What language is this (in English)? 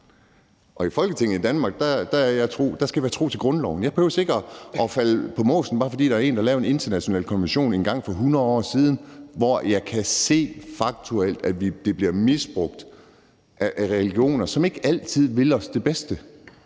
Danish